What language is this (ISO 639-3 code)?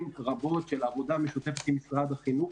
heb